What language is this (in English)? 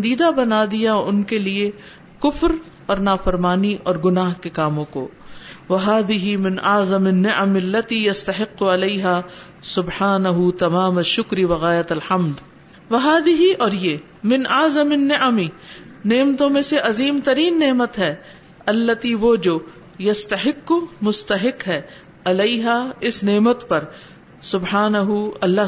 Urdu